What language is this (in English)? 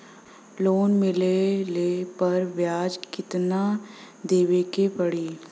Bhojpuri